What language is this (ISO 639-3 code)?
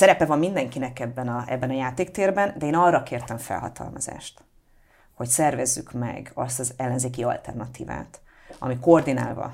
hun